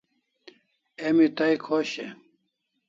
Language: Kalasha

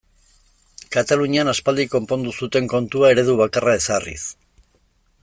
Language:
Basque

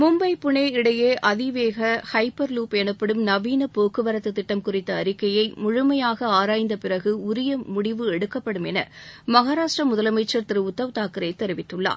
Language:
Tamil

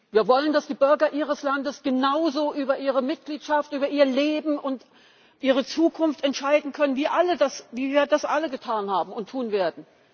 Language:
German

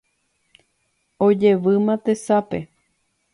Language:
Guarani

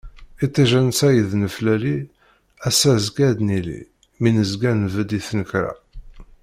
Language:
Kabyle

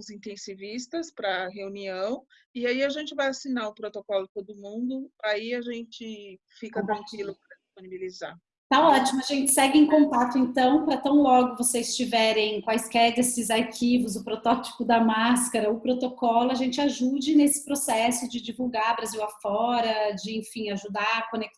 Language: Portuguese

